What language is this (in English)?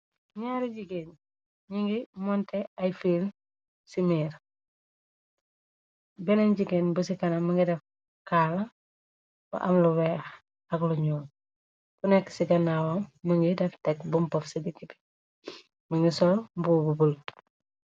Wolof